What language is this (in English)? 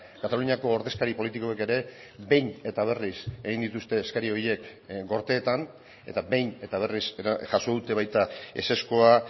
Basque